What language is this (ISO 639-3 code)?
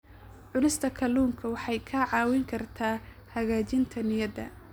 som